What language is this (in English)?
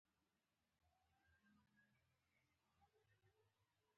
Pashto